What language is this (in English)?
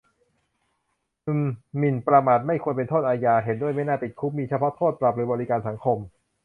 Thai